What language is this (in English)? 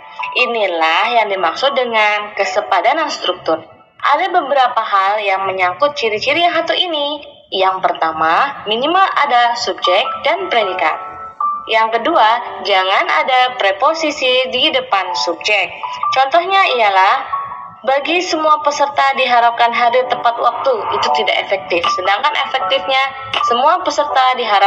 Indonesian